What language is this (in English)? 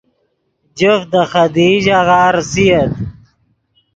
Yidgha